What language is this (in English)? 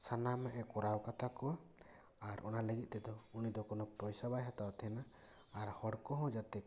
Santali